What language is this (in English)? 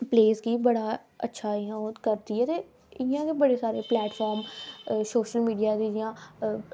Dogri